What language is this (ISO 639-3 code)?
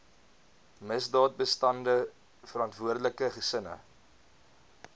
afr